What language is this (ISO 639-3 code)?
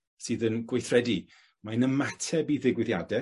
cym